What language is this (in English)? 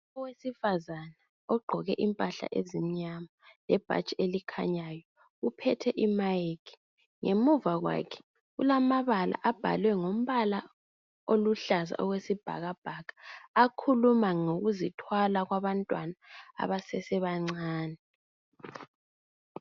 North Ndebele